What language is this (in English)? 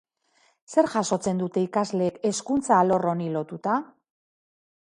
Basque